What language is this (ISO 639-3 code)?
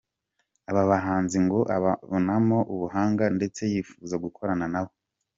kin